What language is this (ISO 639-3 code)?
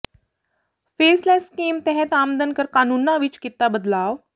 pan